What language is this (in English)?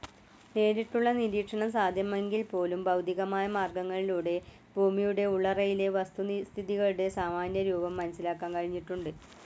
Malayalam